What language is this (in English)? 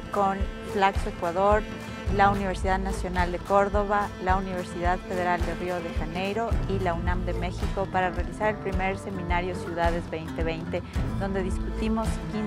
Spanish